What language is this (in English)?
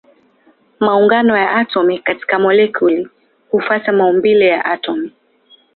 Swahili